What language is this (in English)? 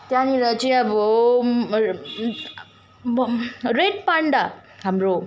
Nepali